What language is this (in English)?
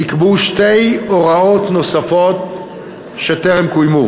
Hebrew